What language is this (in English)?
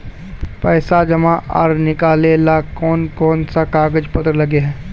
Magahi